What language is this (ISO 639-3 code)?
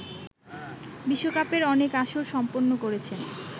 ben